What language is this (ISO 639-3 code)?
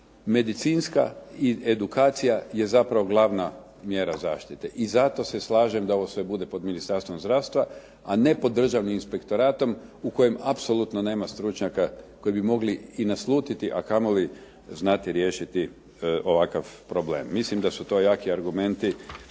hrv